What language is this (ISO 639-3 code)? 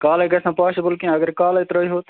kas